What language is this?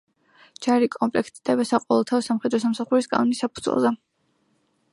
Georgian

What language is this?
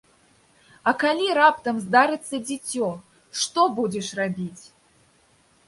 Belarusian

